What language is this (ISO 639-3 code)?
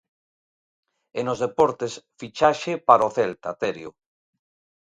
glg